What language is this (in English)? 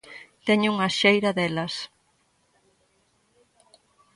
Galician